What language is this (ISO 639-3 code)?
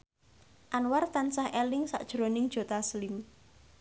jav